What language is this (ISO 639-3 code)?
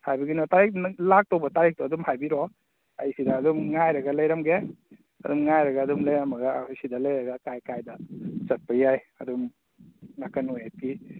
mni